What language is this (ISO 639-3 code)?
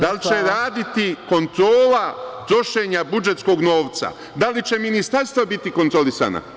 srp